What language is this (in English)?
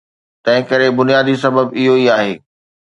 Sindhi